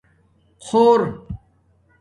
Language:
Domaaki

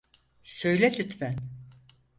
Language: Turkish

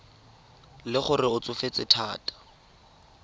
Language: Tswana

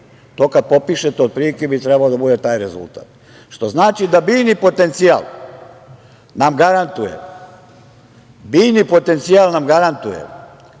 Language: Serbian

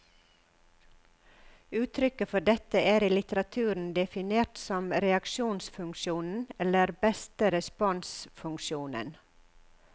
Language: Norwegian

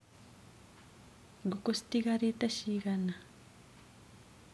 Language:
Kikuyu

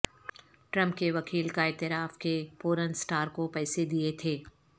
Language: Urdu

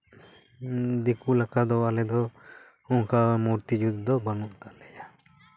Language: Santali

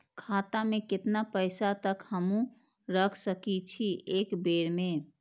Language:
Maithili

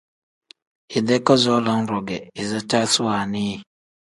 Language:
Tem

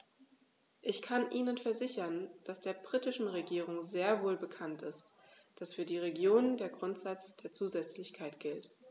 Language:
German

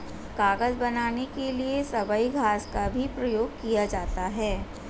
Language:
Hindi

